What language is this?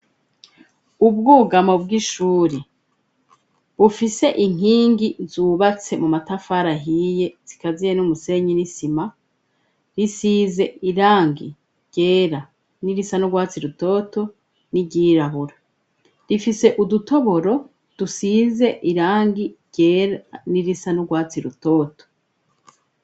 Rundi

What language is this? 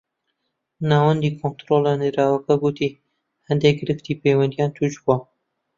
Central Kurdish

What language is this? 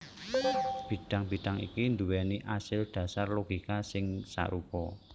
Javanese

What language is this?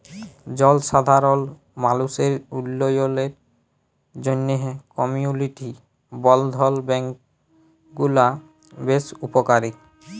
Bangla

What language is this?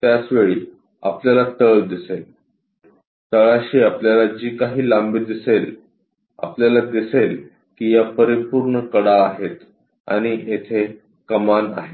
Marathi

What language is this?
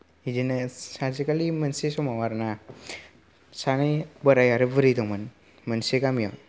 Bodo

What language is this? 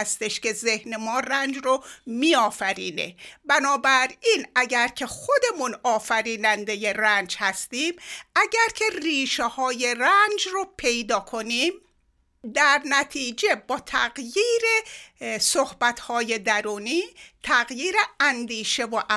Persian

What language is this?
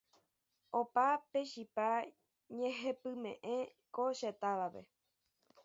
Guarani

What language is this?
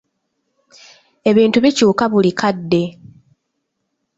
Ganda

